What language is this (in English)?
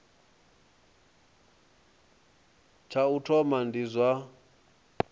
Venda